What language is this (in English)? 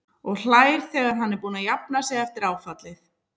Icelandic